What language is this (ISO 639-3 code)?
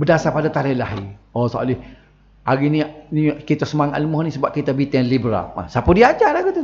msa